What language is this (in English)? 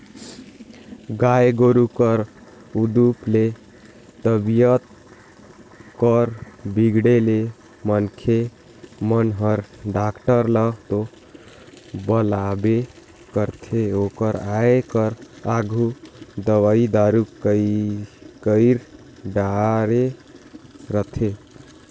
Chhattisgarhi